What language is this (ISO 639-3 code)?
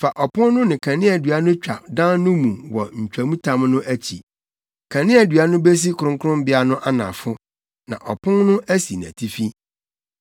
aka